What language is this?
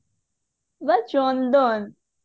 Odia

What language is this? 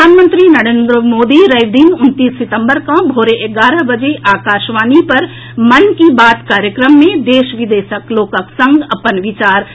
Maithili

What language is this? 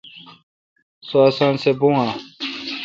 Kalkoti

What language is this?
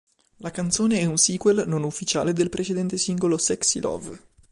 Italian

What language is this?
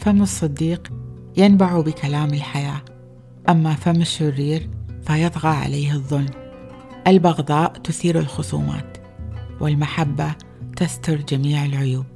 Arabic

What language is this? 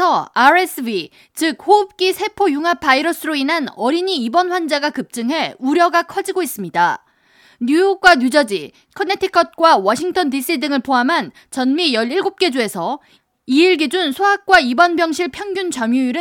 Korean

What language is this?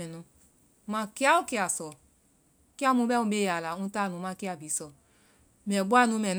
Vai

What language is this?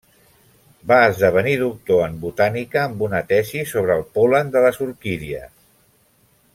Catalan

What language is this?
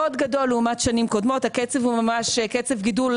Hebrew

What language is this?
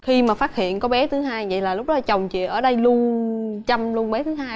Vietnamese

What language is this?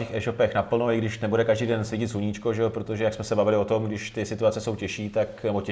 Czech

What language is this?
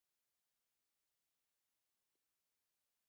Swahili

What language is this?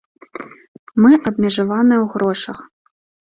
Belarusian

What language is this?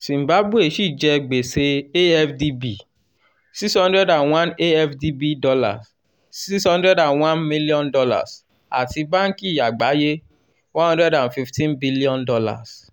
Yoruba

